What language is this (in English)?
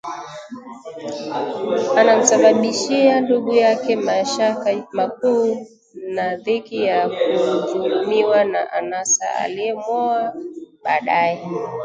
Swahili